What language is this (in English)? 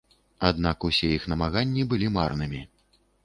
Belarusian